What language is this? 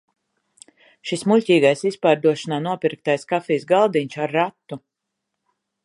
Latvian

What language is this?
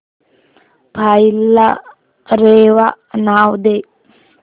Marathi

